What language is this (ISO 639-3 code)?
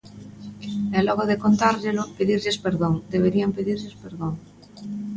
glg